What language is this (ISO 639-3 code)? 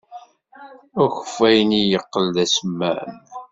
kab